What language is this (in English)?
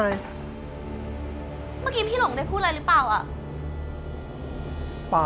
Thai